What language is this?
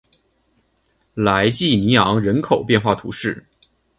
Chinese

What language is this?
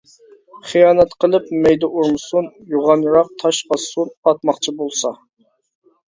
Uyghur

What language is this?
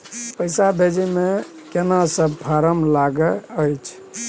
Maithili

